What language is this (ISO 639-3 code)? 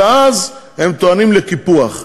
heb